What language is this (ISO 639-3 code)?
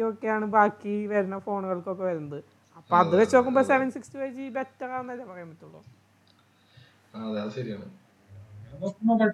mal